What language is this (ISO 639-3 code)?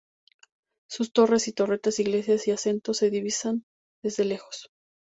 spa